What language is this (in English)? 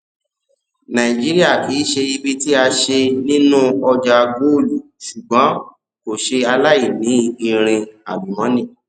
Yoruba